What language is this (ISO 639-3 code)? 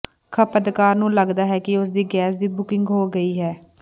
pan